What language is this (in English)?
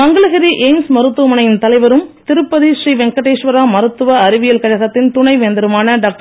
Tamil